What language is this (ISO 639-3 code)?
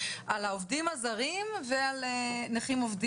heb